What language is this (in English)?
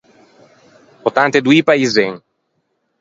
Ligurian